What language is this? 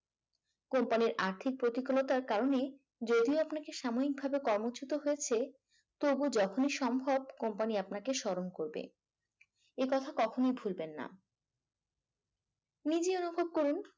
Bangla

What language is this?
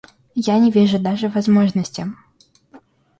Russian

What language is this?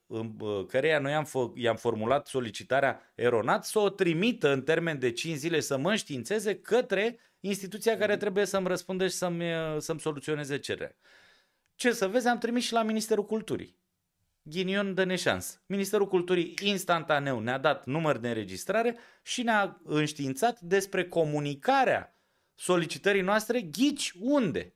Romanian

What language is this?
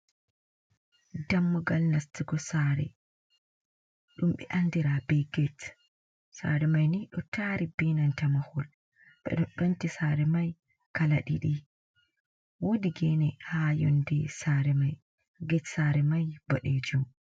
Fula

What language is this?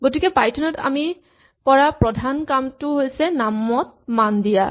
Assamese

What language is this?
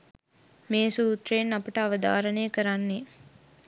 Sinhala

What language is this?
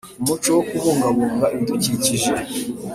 Kinyarwanda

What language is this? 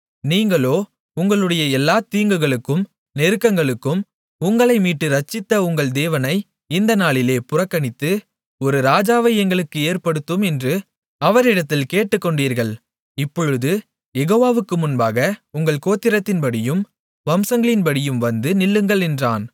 Tamil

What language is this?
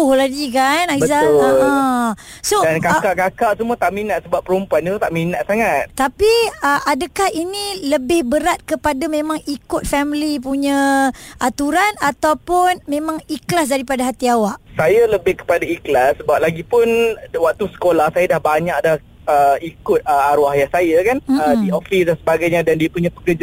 Malay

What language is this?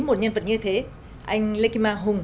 Vietnamese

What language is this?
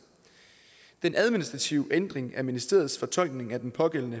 Danish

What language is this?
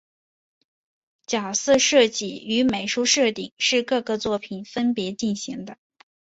Chinese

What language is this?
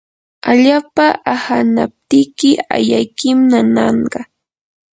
Yanahuanca Pasco Quechua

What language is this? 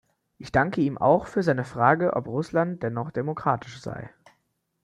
German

